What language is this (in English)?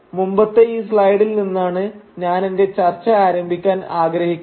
Malayalam